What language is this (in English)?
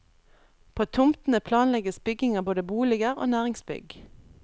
Norwegian